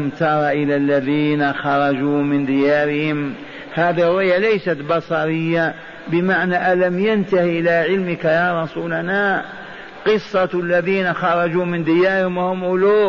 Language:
Arabic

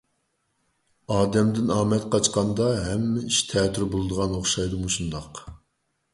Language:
Uyghur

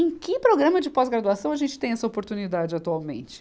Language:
Portuguese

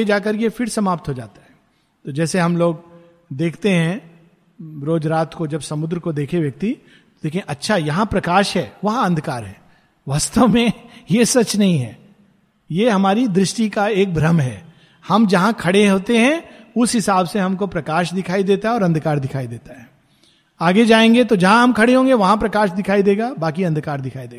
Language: Hindi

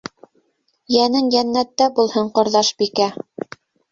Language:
Bashkir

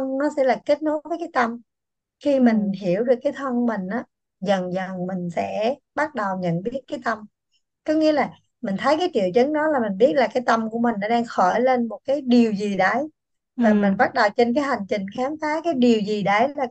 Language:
Vietnamese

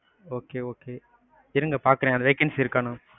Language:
Tamil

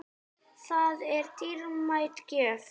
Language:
Icelandic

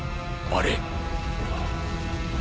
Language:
Japanese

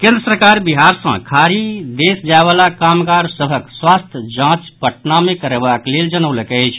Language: Maithili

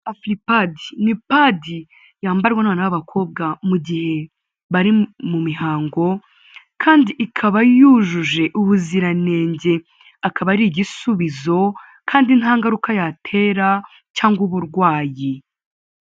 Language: Kinyarwanda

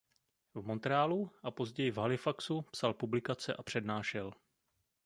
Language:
Czech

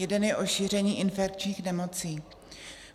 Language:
Czech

